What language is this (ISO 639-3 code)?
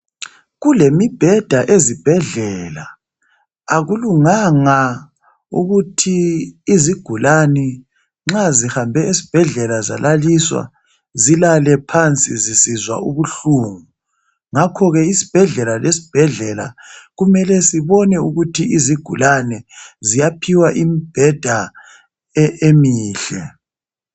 nde